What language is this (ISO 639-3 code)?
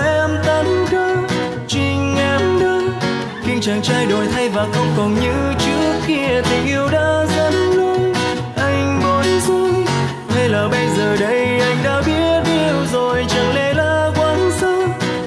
vie